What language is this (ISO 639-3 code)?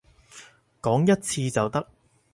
yue